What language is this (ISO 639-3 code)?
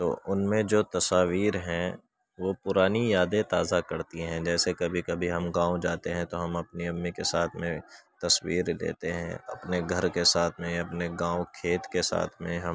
urd